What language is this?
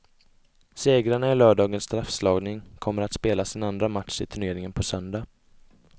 Swedish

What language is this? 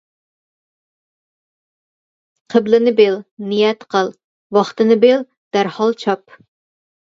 Uyghur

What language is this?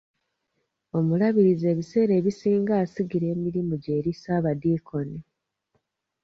Ganda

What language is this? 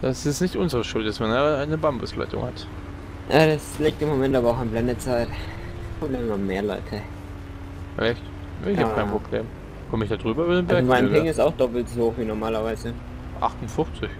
German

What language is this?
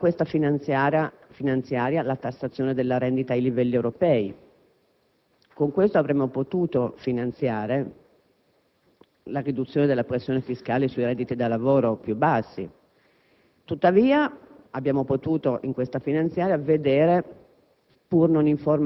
Italian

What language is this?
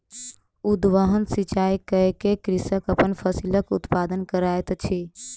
Maithili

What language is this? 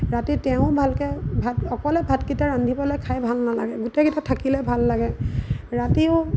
Assamese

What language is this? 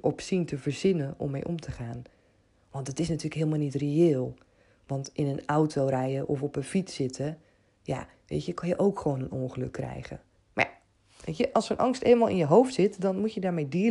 Dutch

